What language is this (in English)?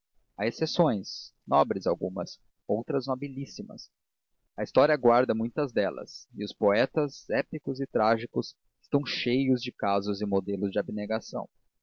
Portuguese